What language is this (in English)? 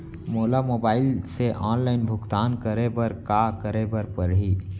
Chhattisgarhi